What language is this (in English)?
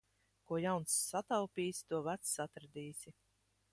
Latvian